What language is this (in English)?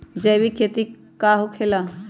Magahi